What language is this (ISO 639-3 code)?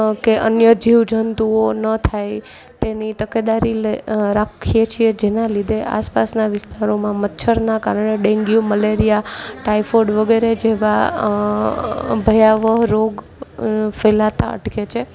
guj